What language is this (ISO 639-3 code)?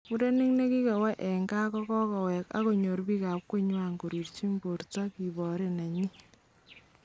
kln